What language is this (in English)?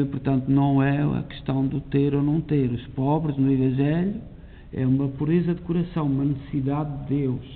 Portuguese